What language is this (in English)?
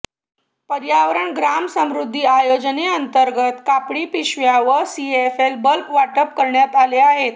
Marathi